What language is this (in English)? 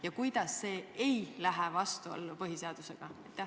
Estonian